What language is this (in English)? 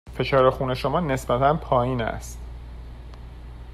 Persian